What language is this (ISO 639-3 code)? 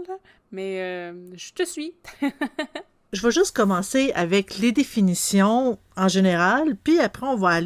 fra